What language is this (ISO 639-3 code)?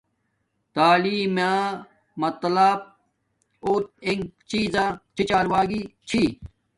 dmk